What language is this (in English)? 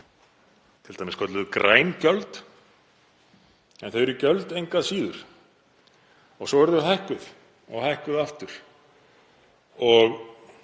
Icelandic